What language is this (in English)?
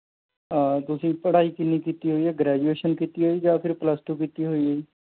Punjabi